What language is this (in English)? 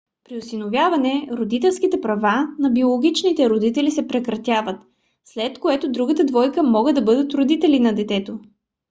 Bulgarian